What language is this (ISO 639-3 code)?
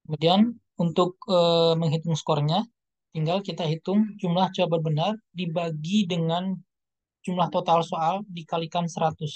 ind